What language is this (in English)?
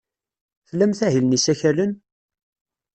Kabyle